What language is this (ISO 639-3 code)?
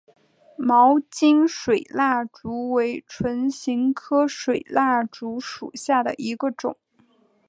zho